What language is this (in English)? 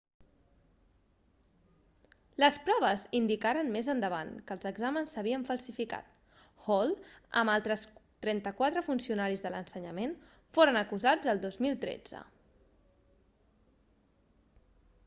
Catalan